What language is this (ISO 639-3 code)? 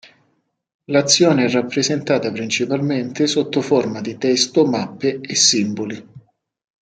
ita